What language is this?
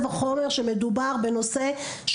Hebrew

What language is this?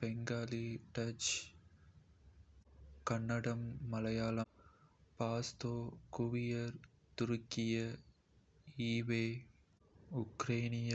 Kota (India)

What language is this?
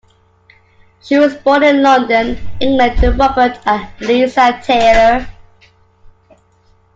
English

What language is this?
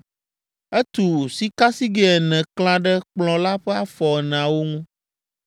Ewe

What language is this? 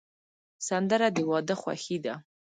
Pashto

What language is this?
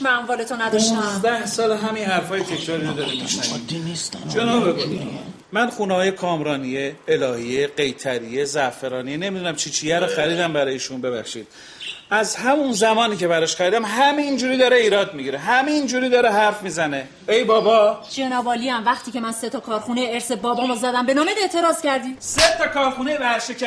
Persian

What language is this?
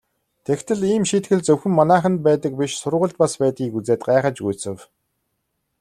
Mongolian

